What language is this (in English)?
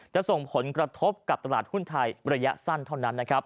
Thai